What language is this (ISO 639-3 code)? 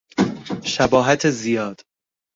fas